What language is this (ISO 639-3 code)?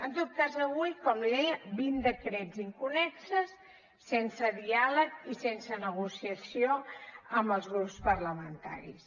cat